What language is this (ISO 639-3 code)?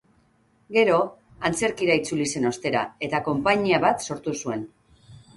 eus